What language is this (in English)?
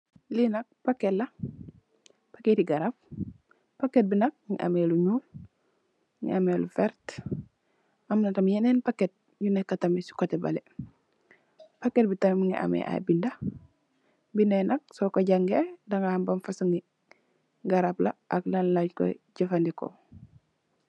Wolof